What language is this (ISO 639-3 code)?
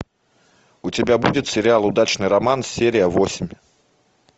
rus